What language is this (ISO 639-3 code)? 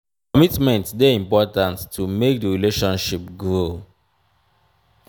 pcm